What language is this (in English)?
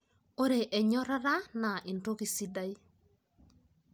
Masai